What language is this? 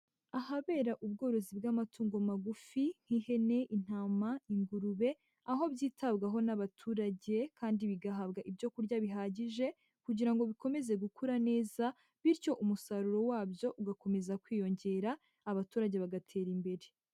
Kinyarwanda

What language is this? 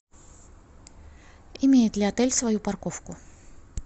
Russian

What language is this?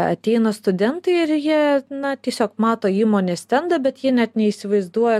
Lithuanian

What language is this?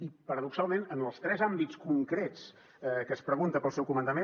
Catalan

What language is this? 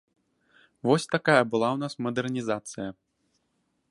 Belarusian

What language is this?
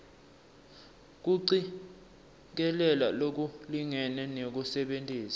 Swati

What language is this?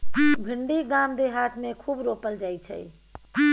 Maithili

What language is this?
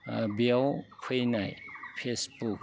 Bodo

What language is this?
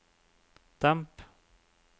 Norwegian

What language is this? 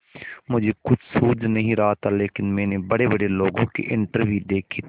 Hindi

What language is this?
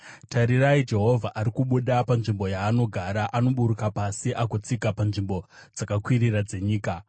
Shona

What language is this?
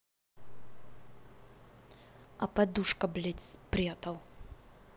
Russian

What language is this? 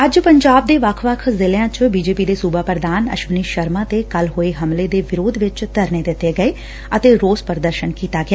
Punjabi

